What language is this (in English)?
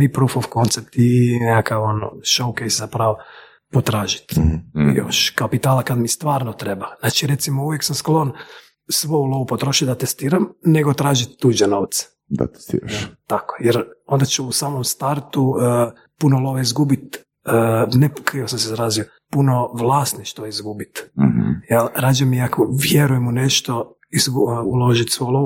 Croatian